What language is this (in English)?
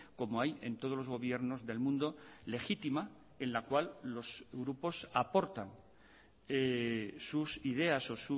Spanish